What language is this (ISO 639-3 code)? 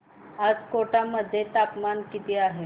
mar